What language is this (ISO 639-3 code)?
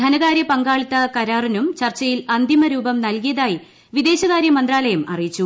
mal